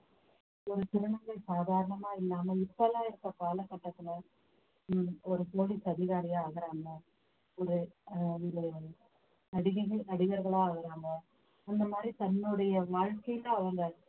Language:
Tamil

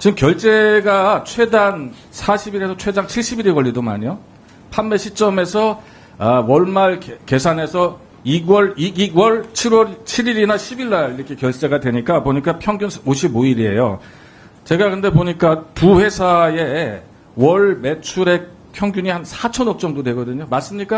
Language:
Korean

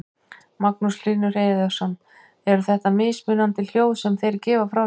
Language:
Icelandic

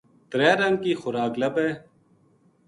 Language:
Gujari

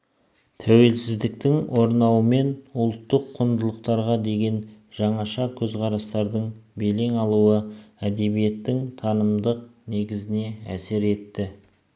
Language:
Kazakh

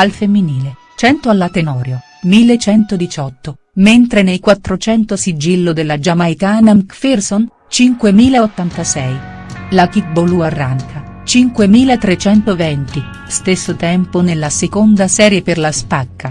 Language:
Italian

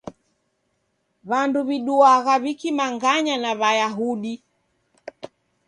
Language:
Taita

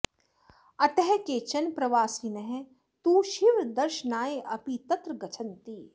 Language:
Sanskrit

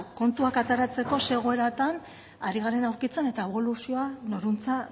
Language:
Basque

